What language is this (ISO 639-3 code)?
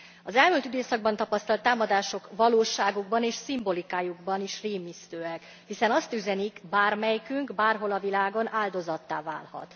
hun